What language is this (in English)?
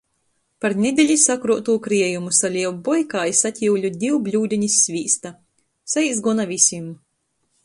Latgalian